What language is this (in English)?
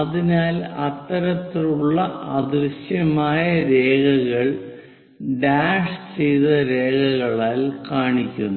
Malayalam